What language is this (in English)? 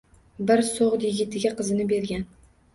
Uzbek